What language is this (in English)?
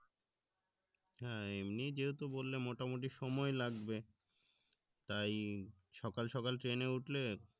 Bangla